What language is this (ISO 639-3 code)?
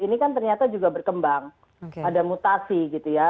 ind